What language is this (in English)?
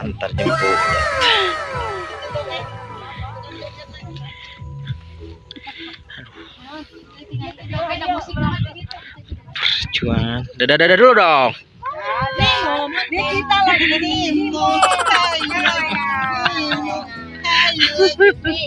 Indonesian